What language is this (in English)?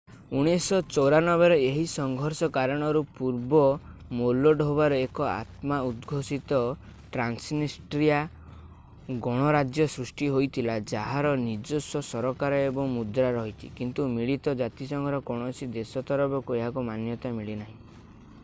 Odia